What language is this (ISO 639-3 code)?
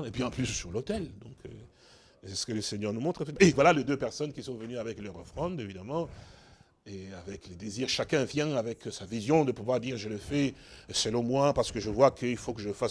fra